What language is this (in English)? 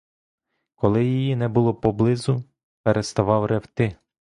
Ukrainian